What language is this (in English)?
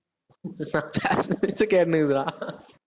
Tamil